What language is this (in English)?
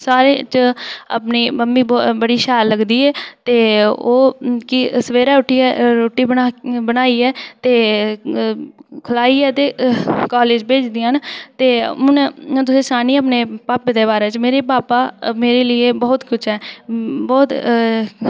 Dogri